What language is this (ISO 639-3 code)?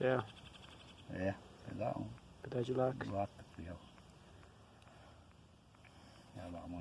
por